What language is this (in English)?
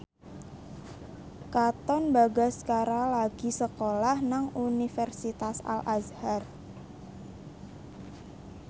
Javanese